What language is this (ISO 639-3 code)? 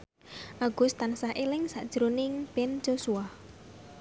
jav